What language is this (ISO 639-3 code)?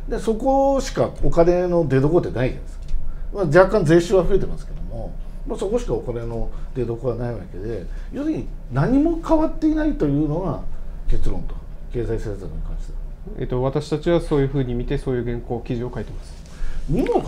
jpn